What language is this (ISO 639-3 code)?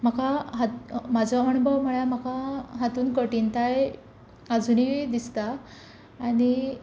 kok